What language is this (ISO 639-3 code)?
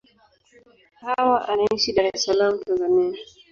swa